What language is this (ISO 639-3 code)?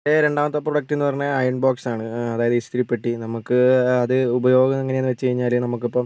mal